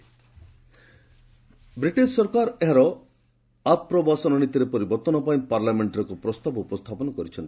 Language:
Odia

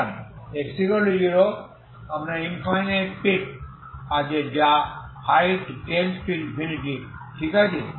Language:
Bangla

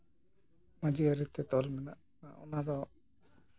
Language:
Santali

